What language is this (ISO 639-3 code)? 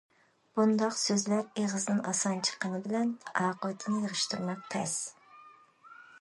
uig